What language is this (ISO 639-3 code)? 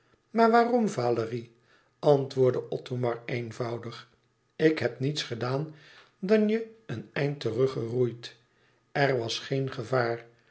nld